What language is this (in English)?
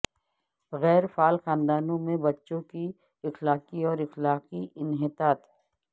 Urdu